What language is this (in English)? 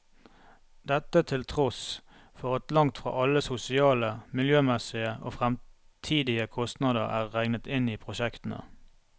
Norwegian